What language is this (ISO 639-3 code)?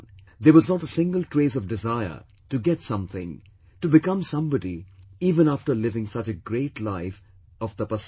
eng